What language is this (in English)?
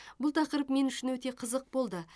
Kazakh